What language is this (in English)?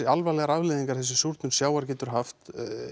Icelandic